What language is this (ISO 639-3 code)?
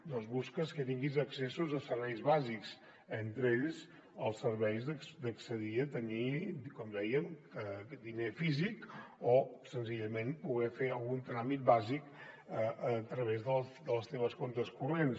cat